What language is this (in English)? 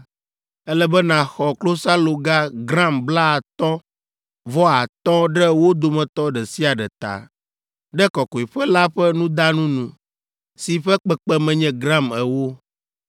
Ewe